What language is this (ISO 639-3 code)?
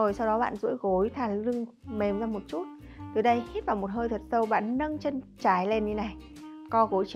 vie